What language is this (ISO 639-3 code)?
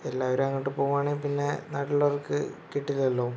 mal